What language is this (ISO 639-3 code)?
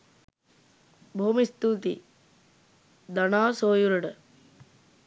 sin